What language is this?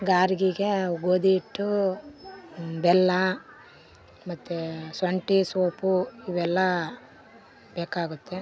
Kannada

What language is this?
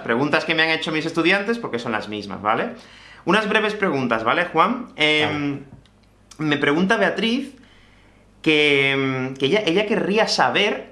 Spanish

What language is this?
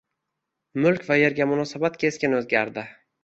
Uzbek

